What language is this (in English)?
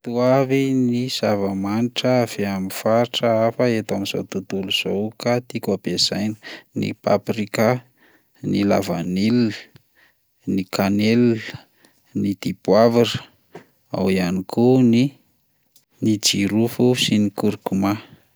Malagasy